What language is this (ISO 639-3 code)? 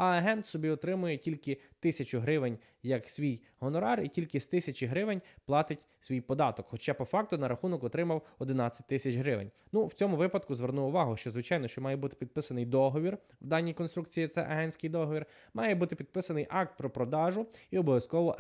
ukr